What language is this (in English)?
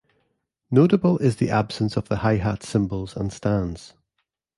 English